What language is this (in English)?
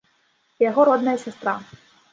Belarusian